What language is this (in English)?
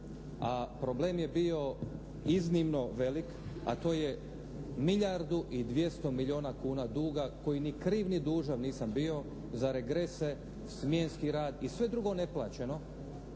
Croatian